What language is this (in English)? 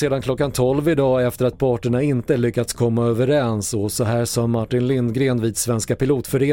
Swedish